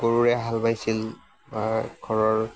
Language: Assamese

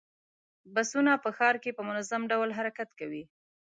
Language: Pashto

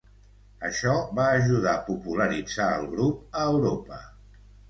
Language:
Catalan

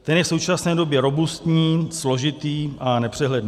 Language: Czech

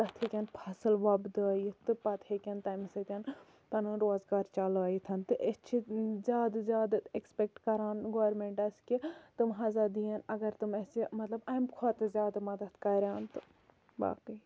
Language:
Kashmiri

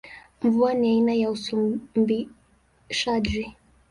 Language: Swahili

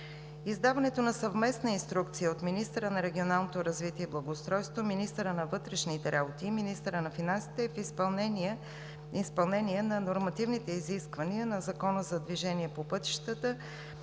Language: Bulgarian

